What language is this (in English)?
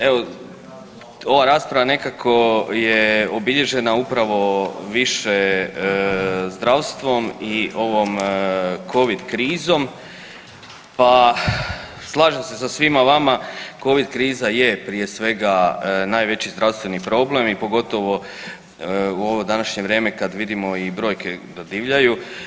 Croatian